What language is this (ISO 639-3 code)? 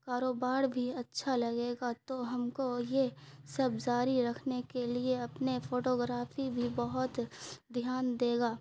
urd